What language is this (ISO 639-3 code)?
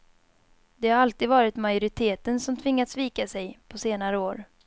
swe